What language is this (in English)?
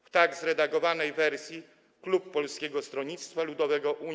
Polish